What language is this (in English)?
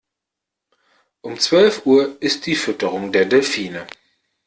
German